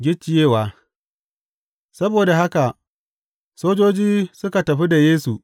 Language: Hausa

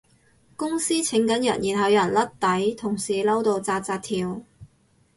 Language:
Cantonese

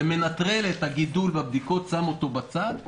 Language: Hebrew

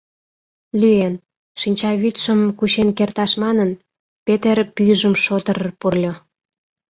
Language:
Mari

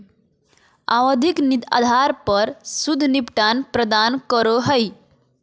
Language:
Magahi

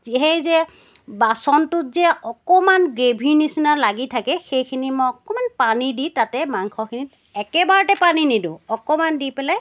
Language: Assamese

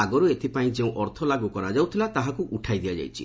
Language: Odia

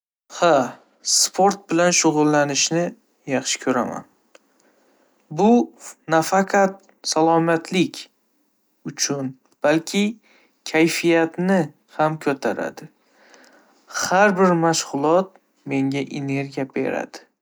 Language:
Uzbek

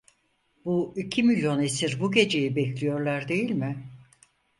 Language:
Turkish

